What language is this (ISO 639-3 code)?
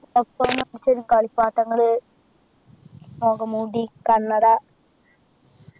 mal